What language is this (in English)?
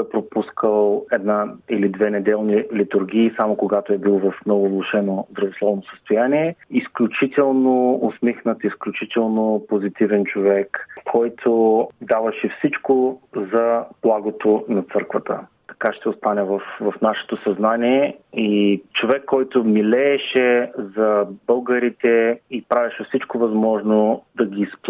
Bulgarian